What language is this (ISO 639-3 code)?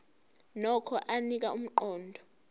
zul